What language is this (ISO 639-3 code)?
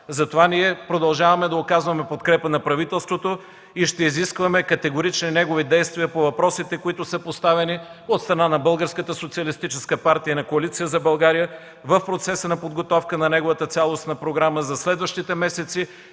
bul